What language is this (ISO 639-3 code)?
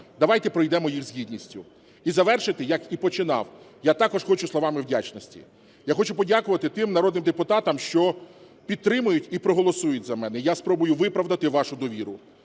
ukr